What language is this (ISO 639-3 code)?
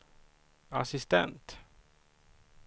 swe